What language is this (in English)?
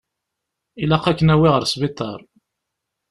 Kabyle